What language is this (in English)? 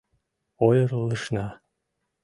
Mari